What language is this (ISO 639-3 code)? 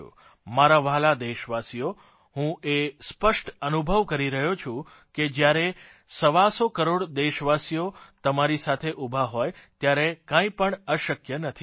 guj